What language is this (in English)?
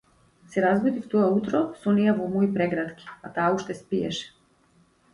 Macedonian